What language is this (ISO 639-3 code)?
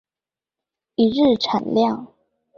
zho